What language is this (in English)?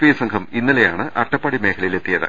Malayalam